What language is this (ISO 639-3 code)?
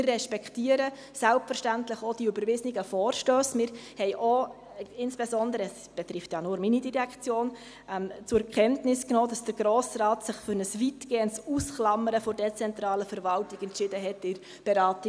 gsw